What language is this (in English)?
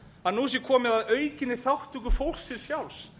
Icelandic